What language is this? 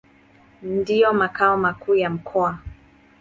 Swahili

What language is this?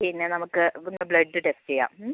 Malayalam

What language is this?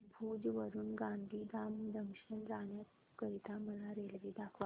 Marathi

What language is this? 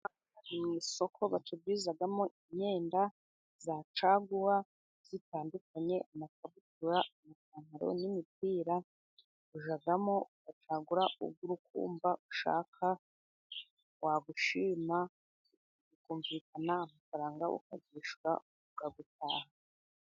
Kinyarwanda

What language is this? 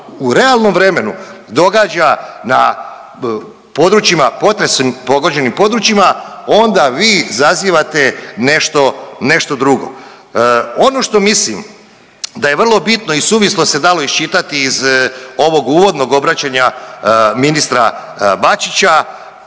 Croatian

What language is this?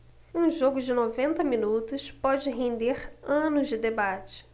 Portuguese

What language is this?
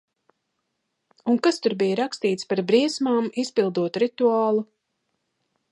Latvian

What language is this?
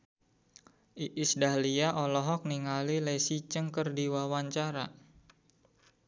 Sundanese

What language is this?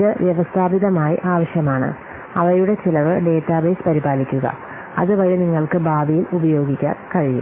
Malayalam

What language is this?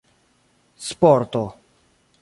Esperanto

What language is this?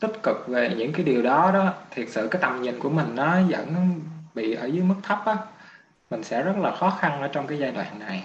Vietnamese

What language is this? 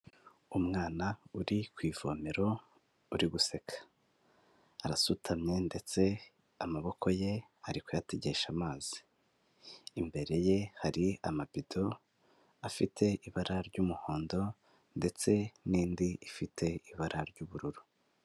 Kinyarwanda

